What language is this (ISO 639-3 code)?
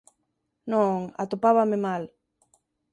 glg